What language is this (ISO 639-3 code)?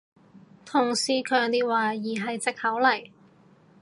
yue